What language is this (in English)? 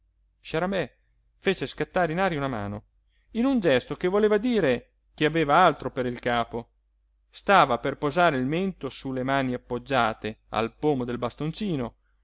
Italian